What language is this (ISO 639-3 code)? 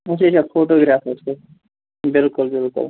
kas